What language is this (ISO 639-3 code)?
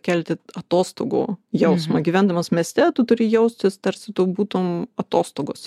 lit